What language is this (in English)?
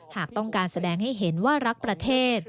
Thai